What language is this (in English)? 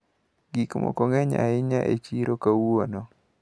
Luo (Kenya and Tanzania)